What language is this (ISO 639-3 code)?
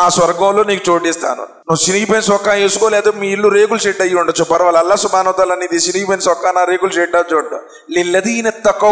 tel